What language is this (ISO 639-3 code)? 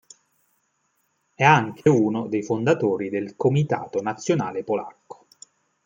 ita